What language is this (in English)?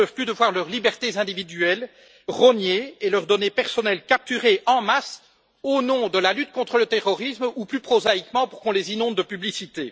French